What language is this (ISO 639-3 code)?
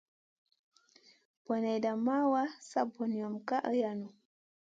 mcn